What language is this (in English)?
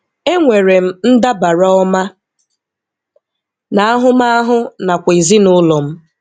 Igbo